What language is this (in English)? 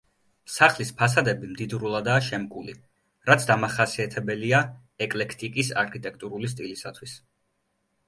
Georgian